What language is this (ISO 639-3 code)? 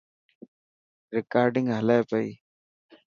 mki